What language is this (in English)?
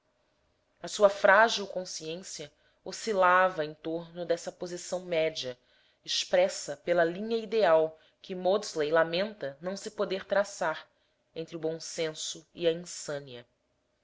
Portuguese